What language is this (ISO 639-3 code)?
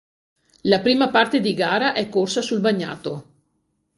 ita